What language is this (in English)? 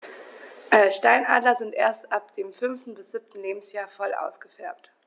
German